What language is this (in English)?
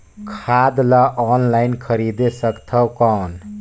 Chhattisgarhi